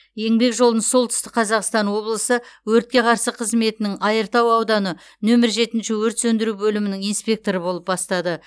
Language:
Kazakh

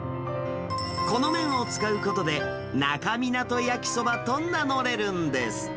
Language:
Japanese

